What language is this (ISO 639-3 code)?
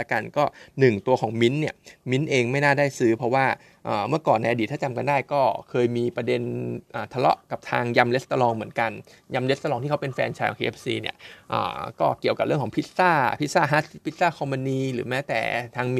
tha